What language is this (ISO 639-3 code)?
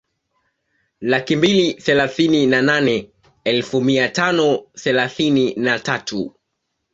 swa